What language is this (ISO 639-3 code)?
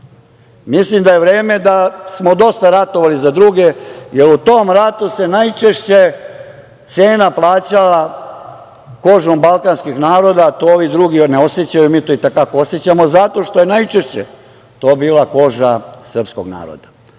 srp